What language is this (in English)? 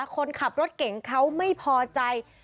Thai